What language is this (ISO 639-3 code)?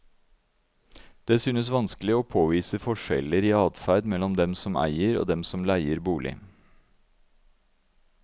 nor